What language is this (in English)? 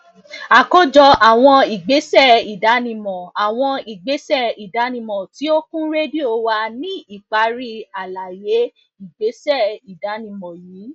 Yoruba